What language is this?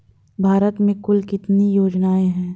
Hindi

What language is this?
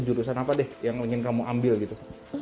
Indonesian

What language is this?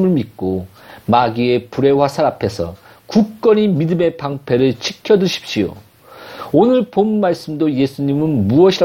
Korean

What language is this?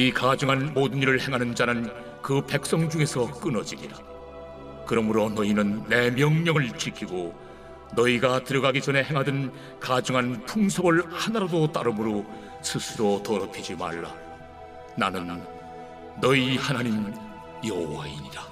Korean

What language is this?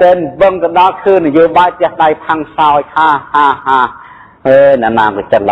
Thai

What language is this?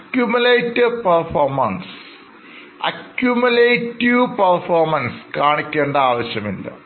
Malayalam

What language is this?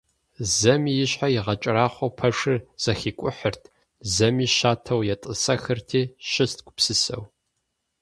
Kabardian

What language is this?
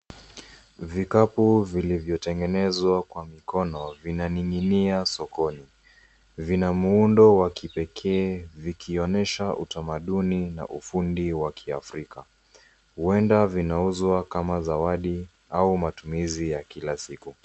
Swahili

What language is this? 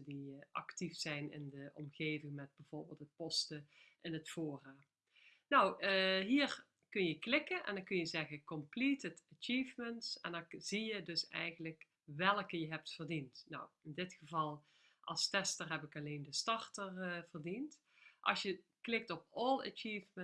Dutch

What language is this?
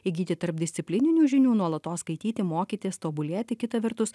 Lithuanian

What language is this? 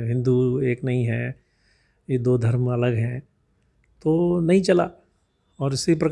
Hindi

